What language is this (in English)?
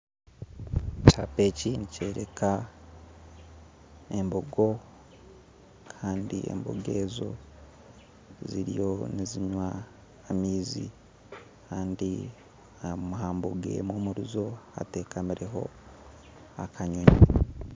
Nyankole